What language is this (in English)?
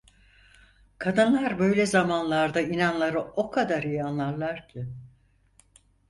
Turkish